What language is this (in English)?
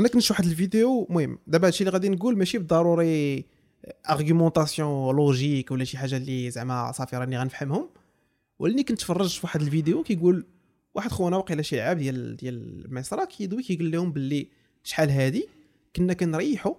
Arabic